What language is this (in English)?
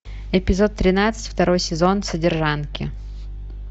Russian